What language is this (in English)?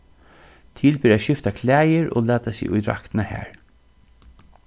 Faroese